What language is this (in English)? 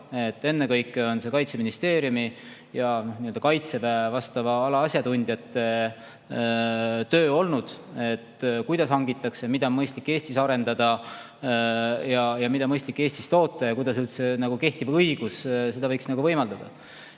Estonian